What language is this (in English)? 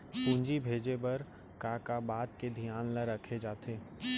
Chhattisgarhi